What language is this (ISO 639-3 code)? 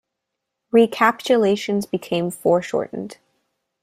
eng